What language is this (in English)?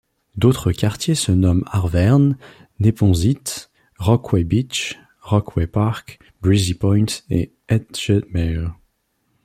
French